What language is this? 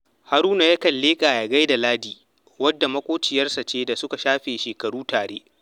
Hausa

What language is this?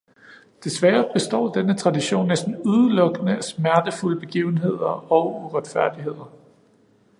Danish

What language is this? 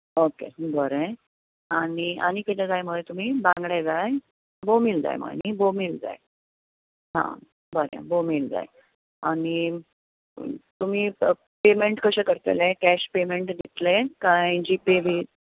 Konkani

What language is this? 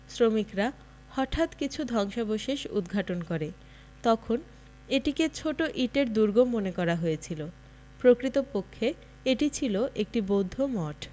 Bangla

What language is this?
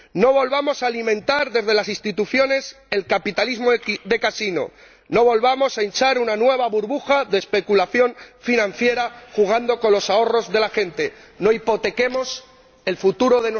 Spanish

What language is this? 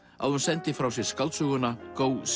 Icelandic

